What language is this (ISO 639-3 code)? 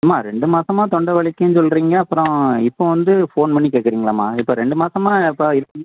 tam